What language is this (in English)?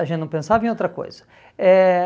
Portuguese